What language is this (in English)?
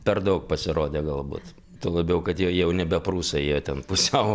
Lithuanian